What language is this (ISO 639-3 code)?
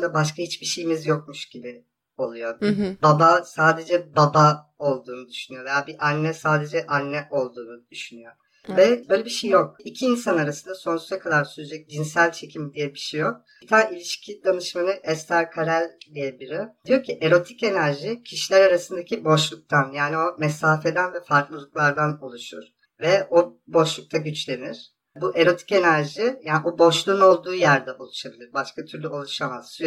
tur